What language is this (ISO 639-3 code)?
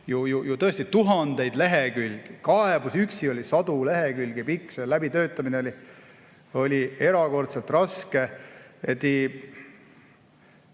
est